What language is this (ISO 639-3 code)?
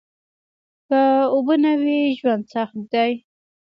pus